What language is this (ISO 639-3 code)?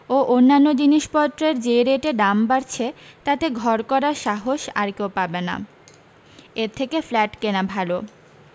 ben